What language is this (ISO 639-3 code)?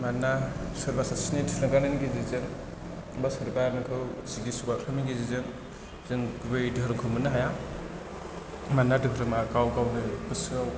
brx